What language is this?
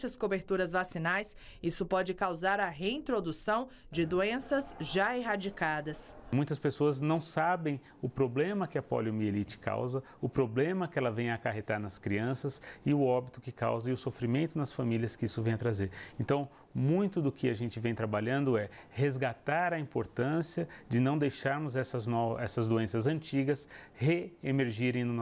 Portuguese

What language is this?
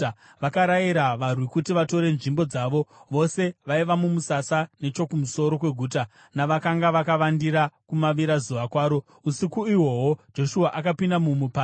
Shona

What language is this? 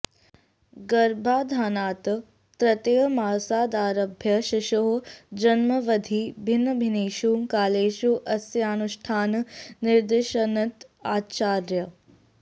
Sanskrit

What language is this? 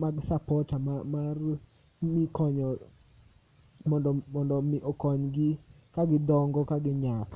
Luo (Kenya and Tanzania)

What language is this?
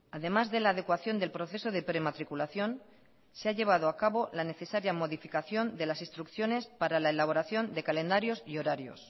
Spanish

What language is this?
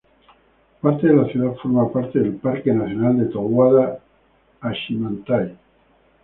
Spanish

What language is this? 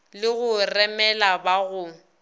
Northern Sotho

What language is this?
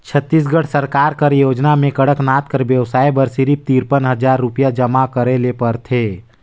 Chhattisgarhi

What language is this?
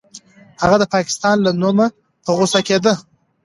Pashto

